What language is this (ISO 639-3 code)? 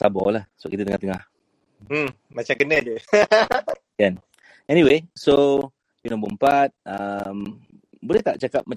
msa